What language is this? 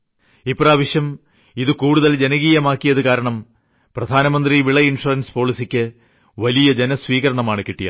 Malayalam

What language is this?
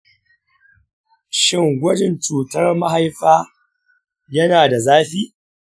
Hausa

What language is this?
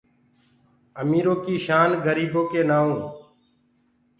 Gurgula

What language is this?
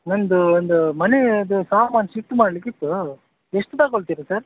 Kannada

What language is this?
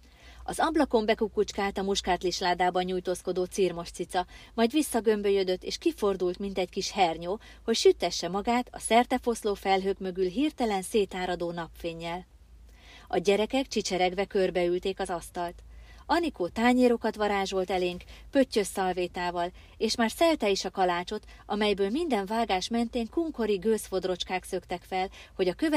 Hungarian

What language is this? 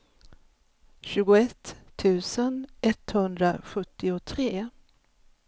Swedish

